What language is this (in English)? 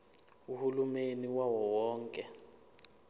Zulu